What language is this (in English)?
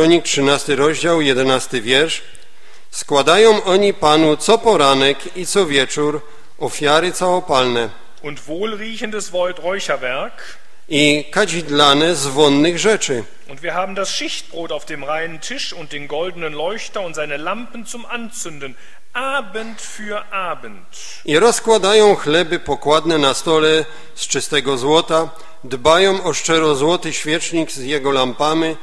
Polish